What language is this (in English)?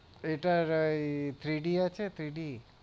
Bangla